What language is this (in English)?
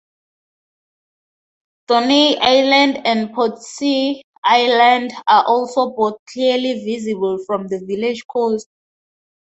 English